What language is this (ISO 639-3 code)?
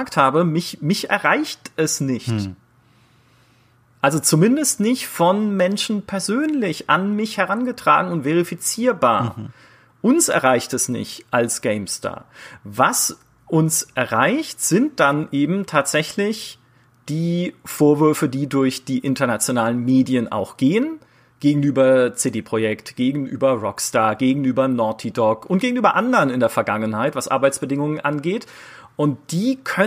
deu